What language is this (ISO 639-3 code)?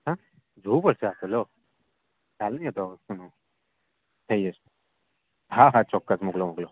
guj